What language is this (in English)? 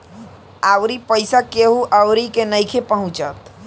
Bhojpuri